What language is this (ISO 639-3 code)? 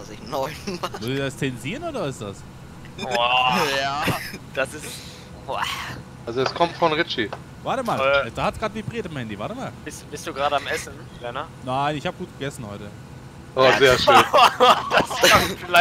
deu